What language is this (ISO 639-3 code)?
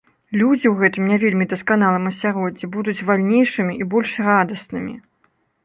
bel